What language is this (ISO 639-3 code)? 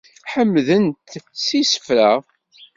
kab